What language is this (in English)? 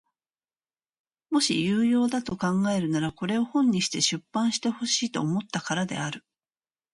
Japanese